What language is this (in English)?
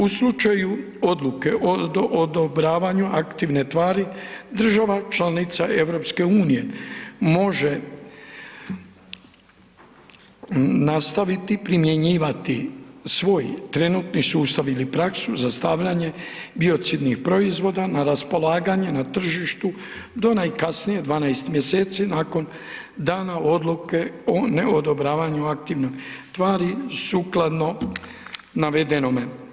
Croatian